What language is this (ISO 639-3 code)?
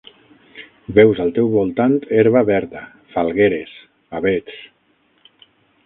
cat